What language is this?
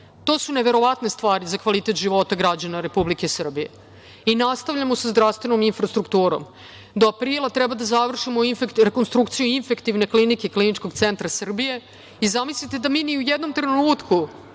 Serbian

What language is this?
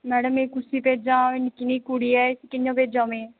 Dogri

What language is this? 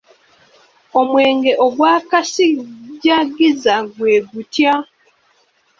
Ganda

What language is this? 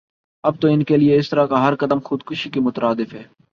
Urdu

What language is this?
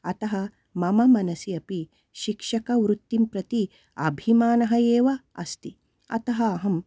Sanskrit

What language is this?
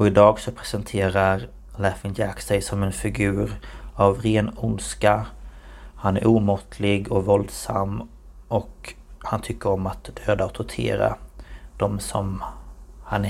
Swedish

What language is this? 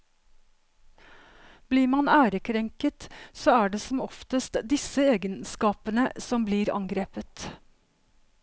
Norwegian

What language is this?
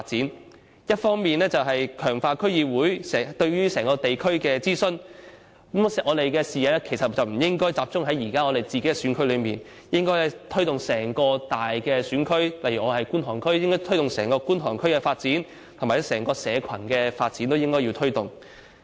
Cantonese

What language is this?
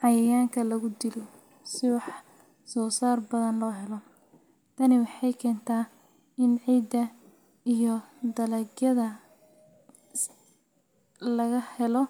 Somali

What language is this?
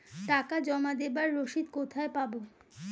Bangla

